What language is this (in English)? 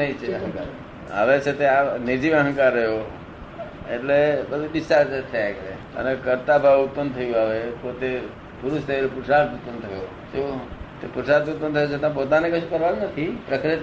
Gujarati